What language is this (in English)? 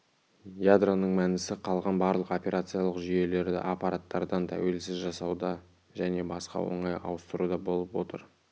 Kazakh